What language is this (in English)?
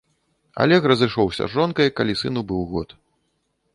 Belarusian